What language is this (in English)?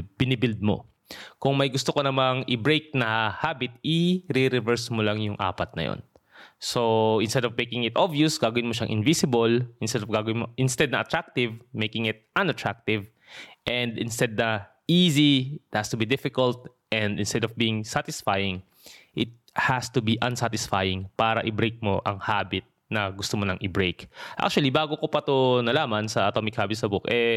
Filipino